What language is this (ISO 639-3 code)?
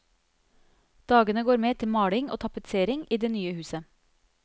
nor